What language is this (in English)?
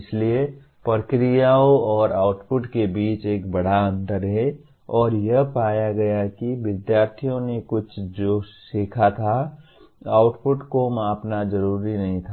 Hindi